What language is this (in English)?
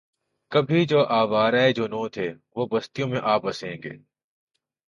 Urdu